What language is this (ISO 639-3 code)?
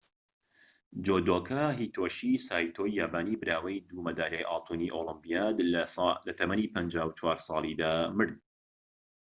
ckb